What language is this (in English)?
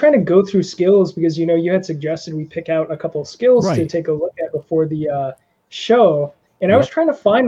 English